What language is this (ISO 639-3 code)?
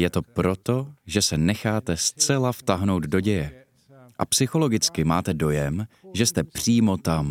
ces